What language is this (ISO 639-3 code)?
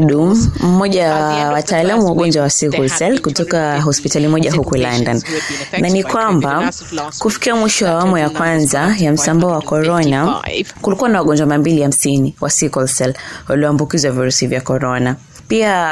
swa